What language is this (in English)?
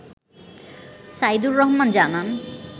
Bangla